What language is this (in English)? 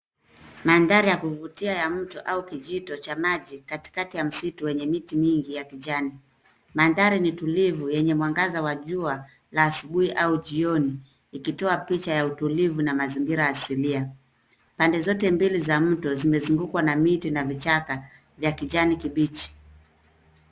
Swahili